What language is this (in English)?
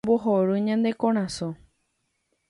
Guarani